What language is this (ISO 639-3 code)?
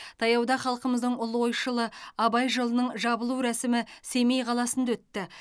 kaz